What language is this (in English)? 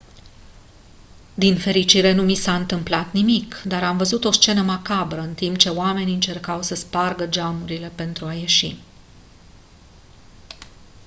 Romanian